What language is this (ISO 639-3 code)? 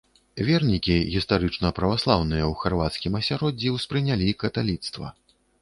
bel